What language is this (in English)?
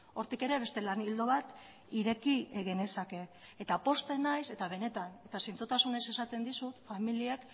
Basque